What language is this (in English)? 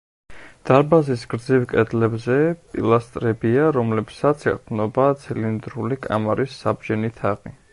Georgian